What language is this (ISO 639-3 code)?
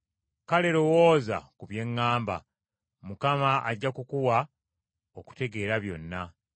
lug